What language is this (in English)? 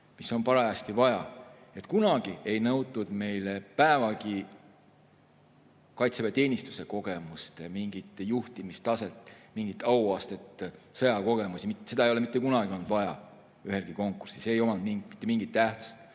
Estonian